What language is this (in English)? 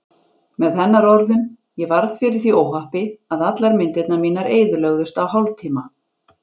Icelandic